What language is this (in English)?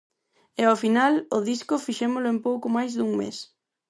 Galician